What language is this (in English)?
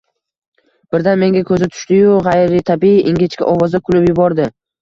Uzbek